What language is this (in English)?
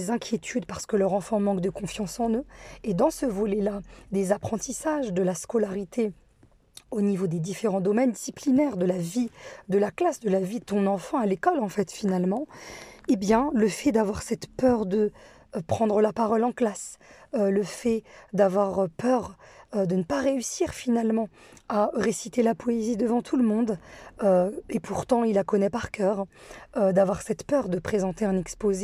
French